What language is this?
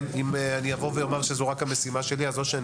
Hebrew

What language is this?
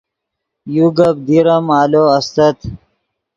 Yidgha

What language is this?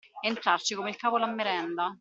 Italian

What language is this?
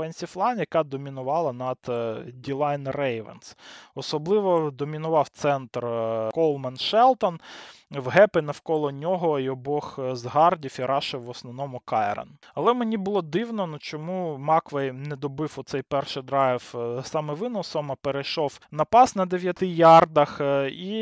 Ukrainian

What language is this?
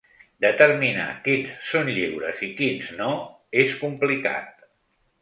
Catalan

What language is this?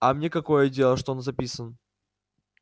Russian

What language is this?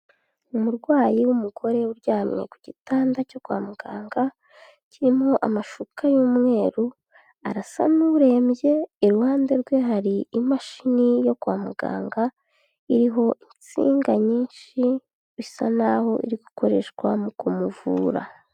Kinyarwanda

